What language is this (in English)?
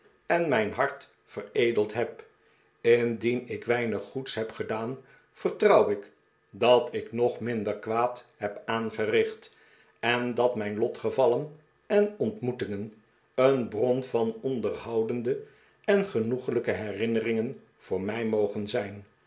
Dutch